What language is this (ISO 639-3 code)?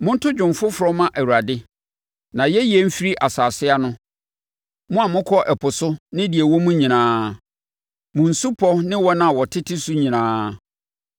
aka